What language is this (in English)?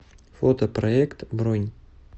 Russian